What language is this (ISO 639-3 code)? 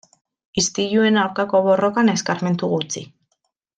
eus